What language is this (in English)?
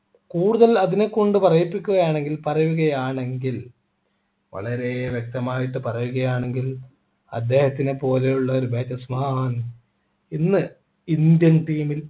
Malayalam